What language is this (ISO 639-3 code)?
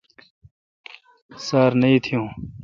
xka